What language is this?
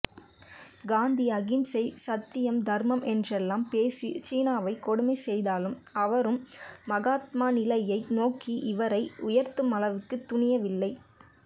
Tamil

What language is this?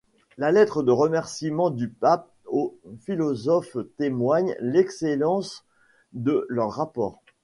French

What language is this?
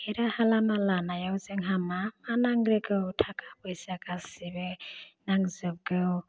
Bodo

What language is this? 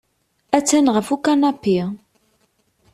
Kabyle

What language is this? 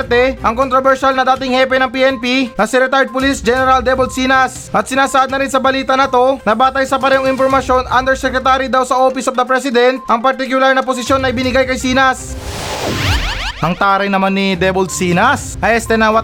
Filipino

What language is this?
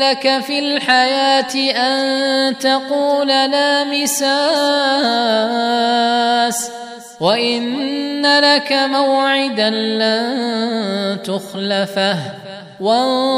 Arabic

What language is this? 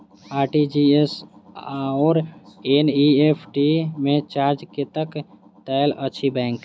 Maithili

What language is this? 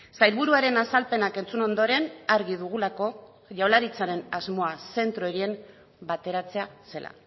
Basque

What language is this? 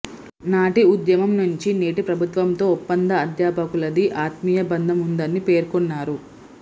Telugu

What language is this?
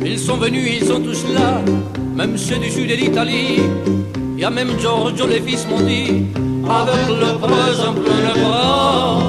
French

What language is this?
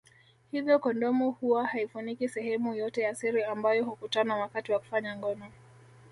Swahili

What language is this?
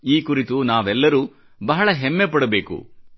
Kannada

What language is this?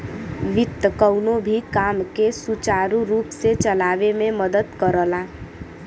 Bhojpuri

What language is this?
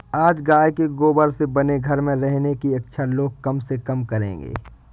Hindi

